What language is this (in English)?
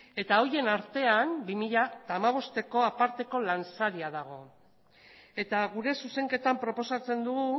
Basque